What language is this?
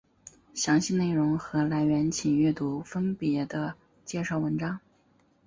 Chinese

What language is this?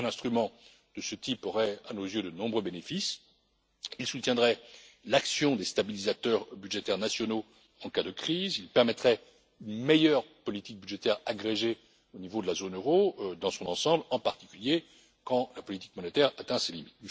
French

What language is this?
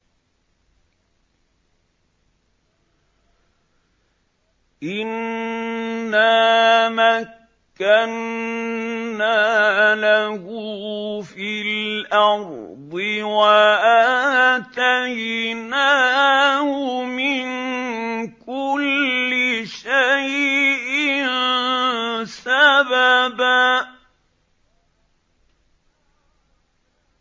Arabic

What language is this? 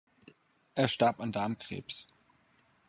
German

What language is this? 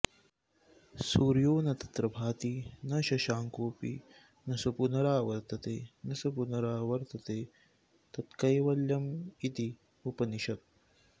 Sanskrit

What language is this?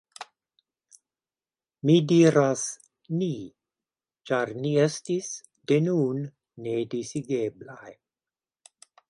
Esperanto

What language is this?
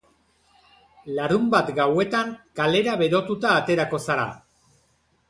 Basque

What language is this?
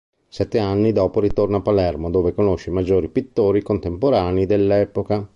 Italian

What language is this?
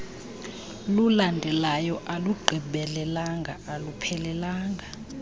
Xhosa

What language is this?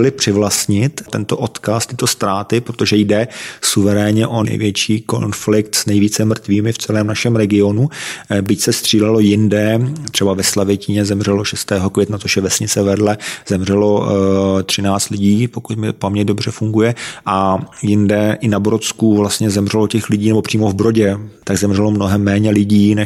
Czech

